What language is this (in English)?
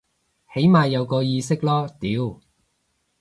Cantonese